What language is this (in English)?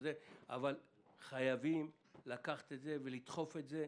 Hebrew